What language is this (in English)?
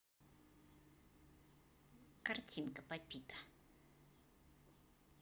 Russian